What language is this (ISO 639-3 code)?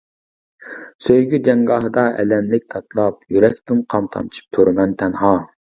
uig